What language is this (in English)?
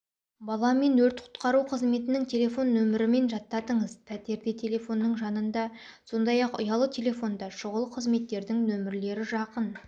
Kazakh